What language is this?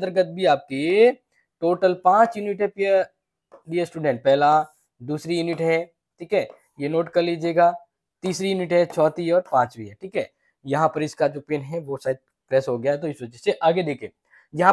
Hindi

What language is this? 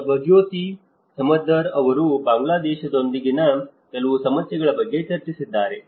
Kannada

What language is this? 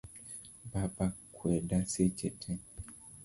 Luo (Kenya and Tanzania)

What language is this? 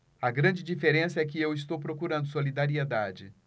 Portuguese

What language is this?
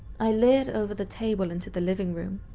English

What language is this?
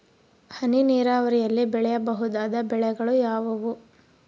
Kannada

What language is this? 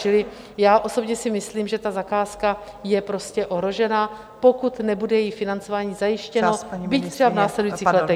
Czech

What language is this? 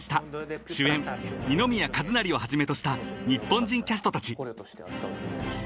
Japanese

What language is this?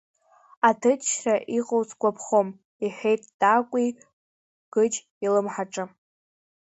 Abkhazian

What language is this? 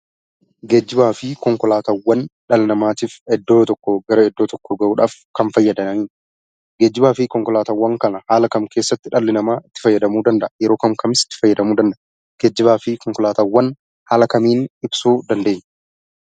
Oromo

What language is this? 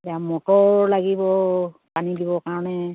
Assamese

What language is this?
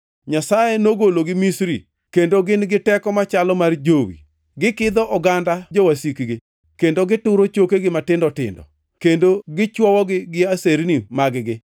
Luo (Kenya and Tanzania)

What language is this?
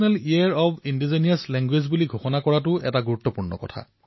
Assamese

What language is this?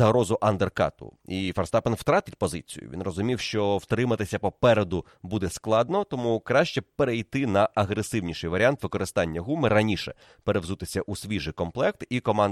Ukrainian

